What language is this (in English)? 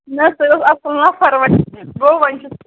Kashmiri